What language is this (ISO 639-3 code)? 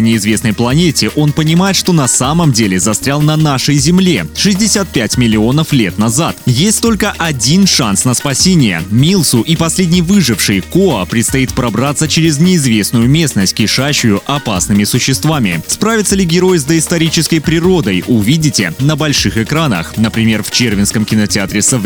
rus